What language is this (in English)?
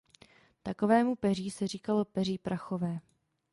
Czech